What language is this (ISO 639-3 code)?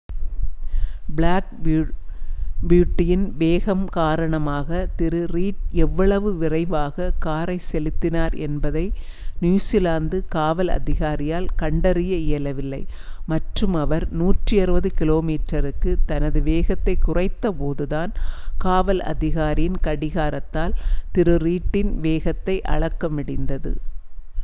tam